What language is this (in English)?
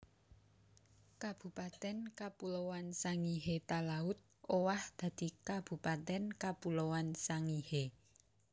Javanese